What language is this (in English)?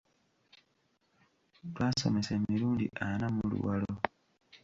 Ganda